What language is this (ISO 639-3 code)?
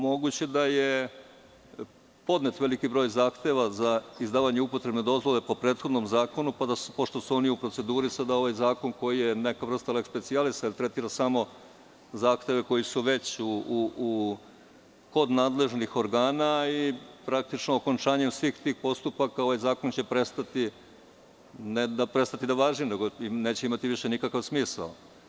srp